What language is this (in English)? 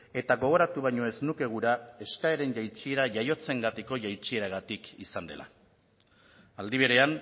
Basque